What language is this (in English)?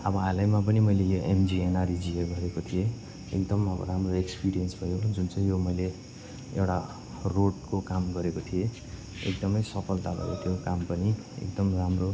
Nepali